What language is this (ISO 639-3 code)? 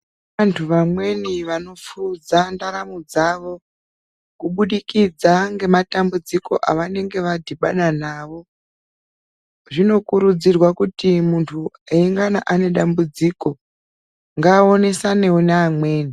ndc